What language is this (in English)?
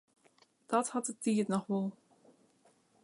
Western Frisian